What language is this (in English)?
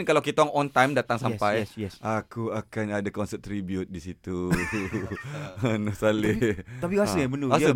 Malay